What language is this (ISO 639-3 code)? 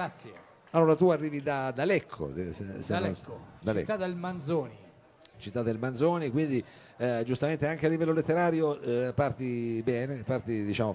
ita